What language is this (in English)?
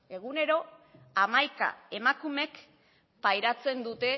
Basque